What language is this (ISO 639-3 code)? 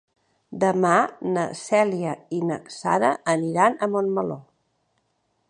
cat